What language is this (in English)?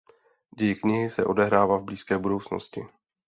Czech